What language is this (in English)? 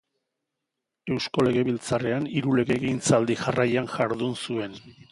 Basque